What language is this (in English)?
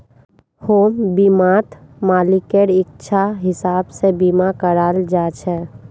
Magahi